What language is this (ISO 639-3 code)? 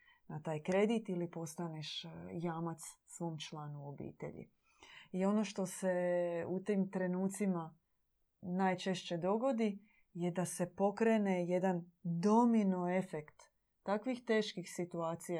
hrv